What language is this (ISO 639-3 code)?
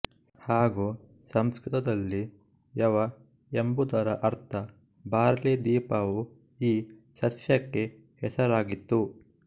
kan